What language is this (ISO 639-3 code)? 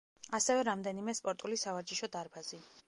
kat